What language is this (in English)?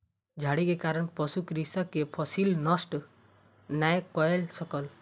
Maithili